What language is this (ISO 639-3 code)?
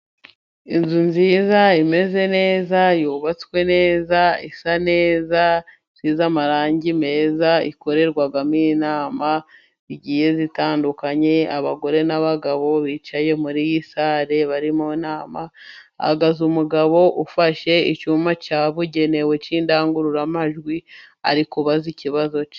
kin